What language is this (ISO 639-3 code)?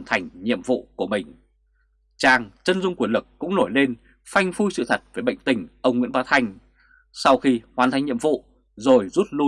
vie